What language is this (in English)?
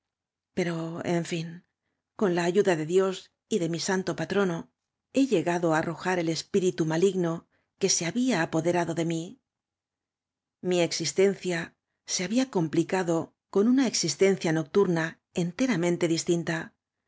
Spanish